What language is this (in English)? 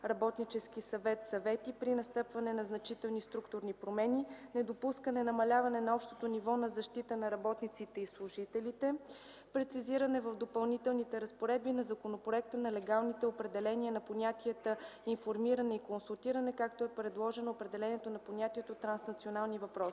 Bulgarian